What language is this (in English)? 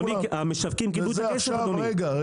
Hebrew